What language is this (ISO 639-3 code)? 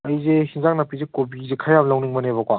mni